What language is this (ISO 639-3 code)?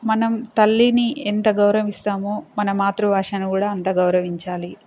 tel